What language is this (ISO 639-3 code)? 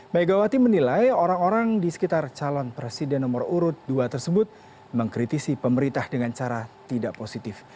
ind